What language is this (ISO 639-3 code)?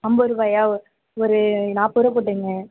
tam